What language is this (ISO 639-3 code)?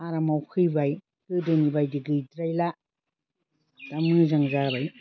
brx